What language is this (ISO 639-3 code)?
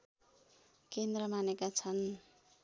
nep